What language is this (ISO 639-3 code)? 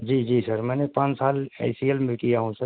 urd